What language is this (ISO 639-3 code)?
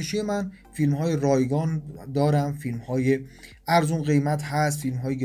fas